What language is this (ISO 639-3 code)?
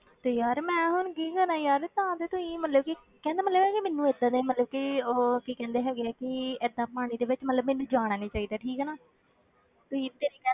pan